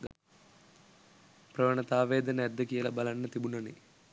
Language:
Sinhala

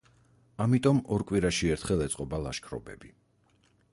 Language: Georgian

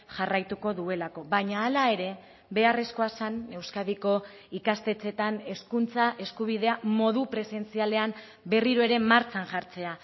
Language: Basque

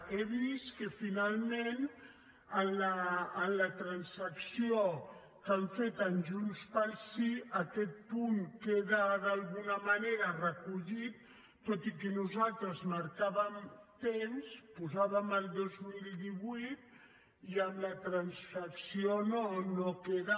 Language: Catalan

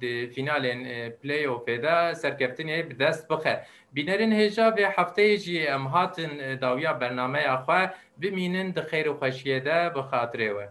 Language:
Turkish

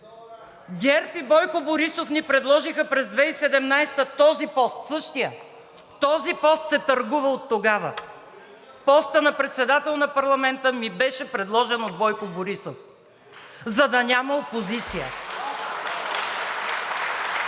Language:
Bulgarian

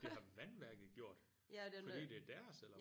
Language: Danish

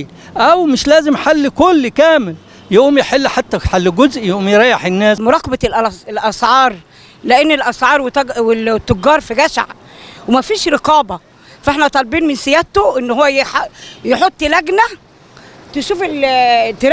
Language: Arabic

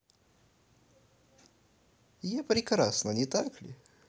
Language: Russian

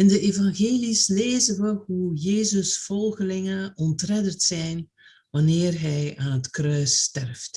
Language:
Dutch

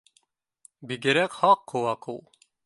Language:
Bashkir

